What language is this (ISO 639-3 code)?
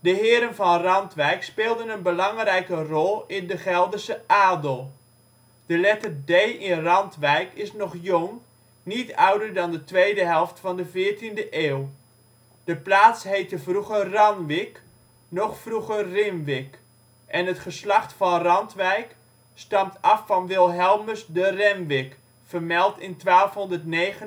nld